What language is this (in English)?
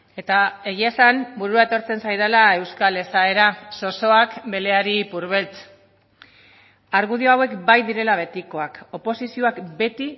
Basque